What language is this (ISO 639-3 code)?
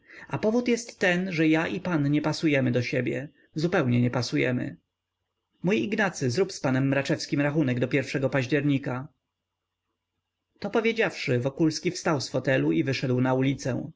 pol